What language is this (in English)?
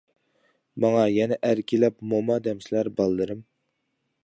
Uyghur